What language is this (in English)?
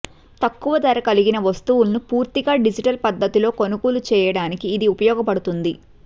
Telugu